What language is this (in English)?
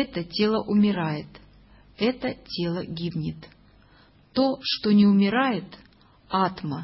Russian